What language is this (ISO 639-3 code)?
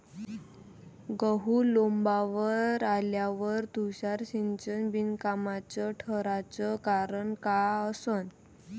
mar